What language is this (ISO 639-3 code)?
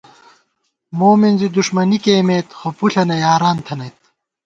gwt